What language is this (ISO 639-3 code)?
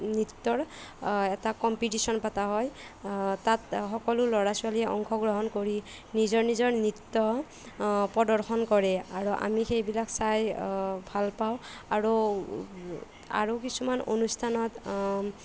asm